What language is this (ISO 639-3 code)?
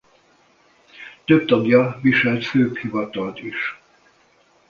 hun